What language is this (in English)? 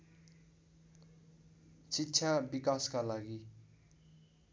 Nepali